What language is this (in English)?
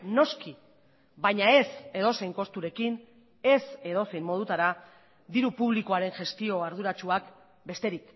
Basque